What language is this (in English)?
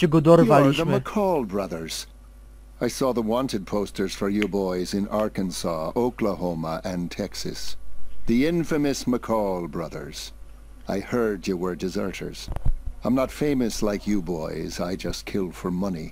Polish